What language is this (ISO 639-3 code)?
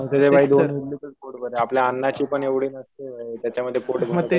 mar